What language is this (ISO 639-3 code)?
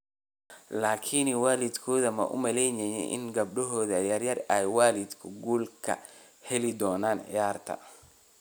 som